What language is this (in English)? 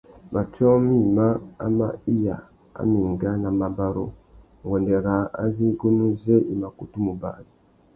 Tuki